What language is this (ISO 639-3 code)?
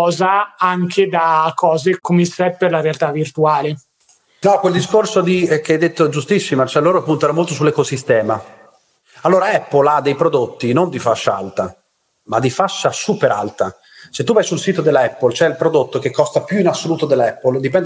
ita